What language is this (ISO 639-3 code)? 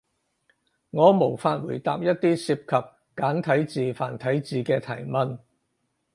yue